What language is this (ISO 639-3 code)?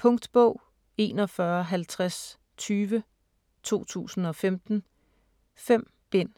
dan